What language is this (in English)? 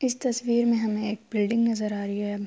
Urdu